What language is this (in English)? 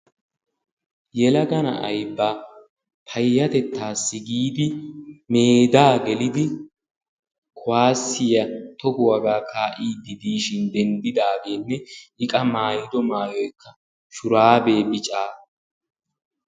Wolaytta